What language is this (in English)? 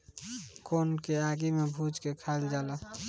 Bhojpuri